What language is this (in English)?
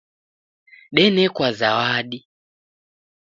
Taita